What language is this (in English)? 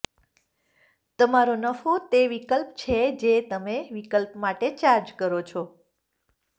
Gujarati